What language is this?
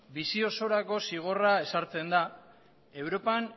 Basque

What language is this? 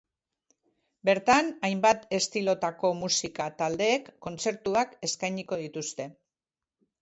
Basque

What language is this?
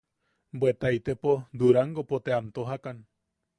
Yaqui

